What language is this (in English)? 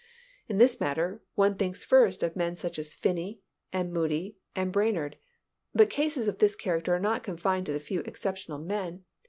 English